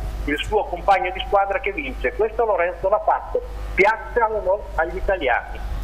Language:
Italian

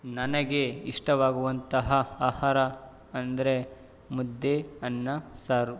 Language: Kannada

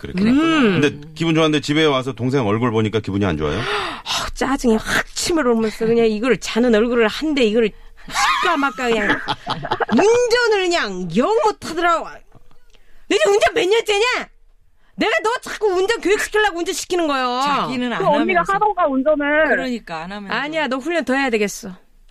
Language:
Korean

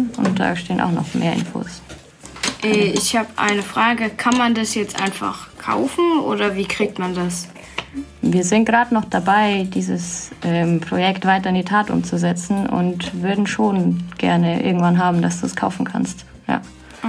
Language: German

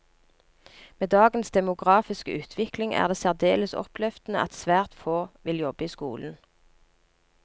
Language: Norwegian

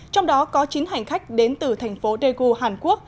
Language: Vietnamese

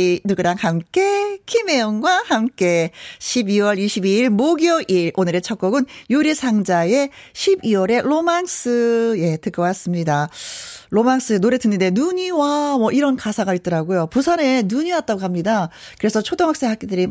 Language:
Korean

